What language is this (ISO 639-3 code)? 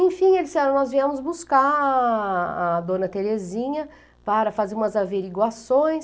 por